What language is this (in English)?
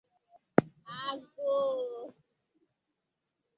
Igbo